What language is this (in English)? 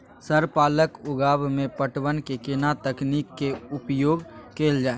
Maithili